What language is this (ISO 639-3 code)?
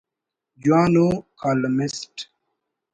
brh